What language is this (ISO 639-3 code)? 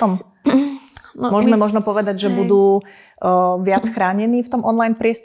slk